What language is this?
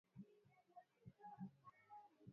Swahili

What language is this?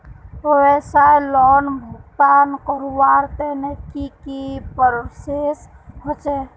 Magahi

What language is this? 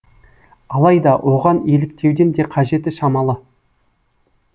Kazakh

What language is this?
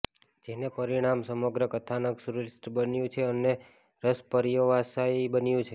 Gujarati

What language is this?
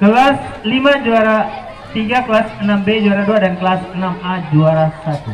Indonesian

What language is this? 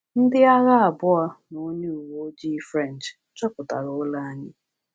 Igbo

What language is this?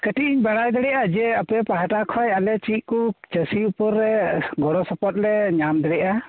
Santali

